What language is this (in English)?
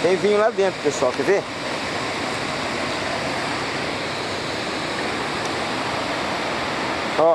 Portuguese